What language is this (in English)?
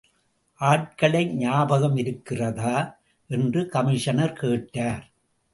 Tamil